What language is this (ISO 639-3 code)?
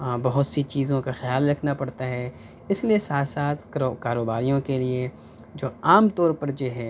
urd